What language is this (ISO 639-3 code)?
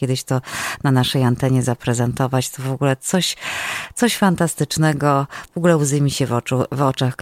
pol